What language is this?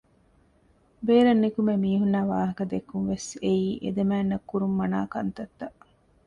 Divehi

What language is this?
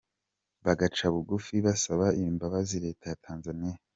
Kinyarwanda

